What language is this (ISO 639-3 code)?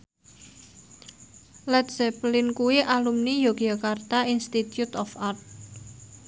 jav